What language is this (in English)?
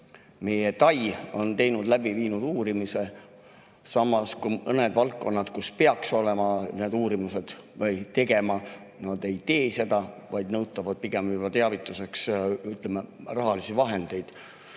Estonian